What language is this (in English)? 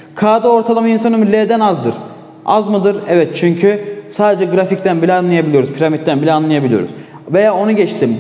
Turkish